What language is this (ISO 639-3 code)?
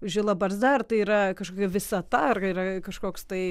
lit